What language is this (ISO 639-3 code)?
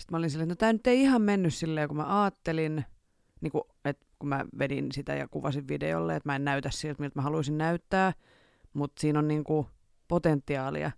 fin